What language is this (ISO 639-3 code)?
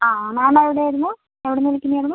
mal